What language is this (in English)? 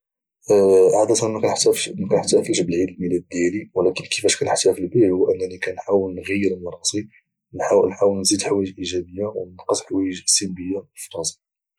Moroccan Arabic